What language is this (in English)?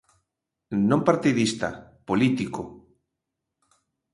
Galician